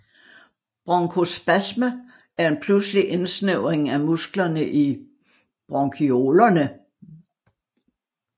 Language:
Danish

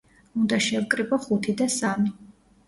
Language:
Georgian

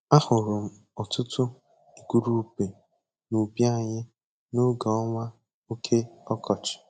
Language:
Igbo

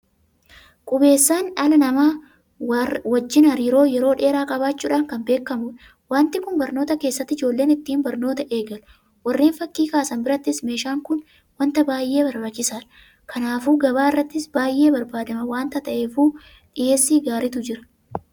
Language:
Oromo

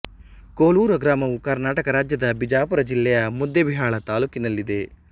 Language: Kannada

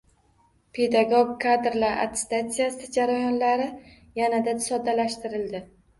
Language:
Uzbek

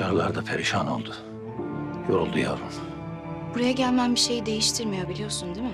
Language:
Turkish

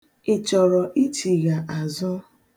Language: Igbo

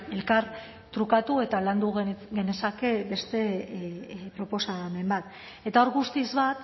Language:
Basque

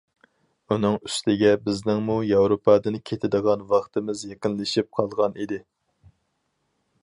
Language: Uyghur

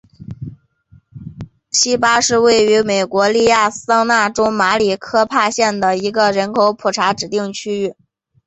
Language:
Chinese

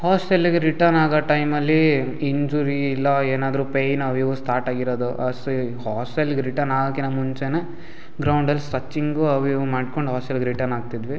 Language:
Kannada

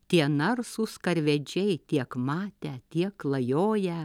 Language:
Lithuanian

